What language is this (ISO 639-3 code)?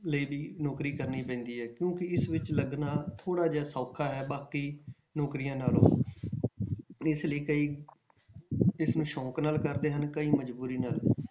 pan